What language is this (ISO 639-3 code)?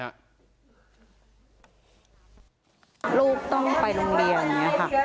tha